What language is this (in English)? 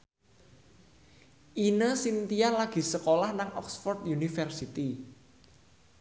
Javanese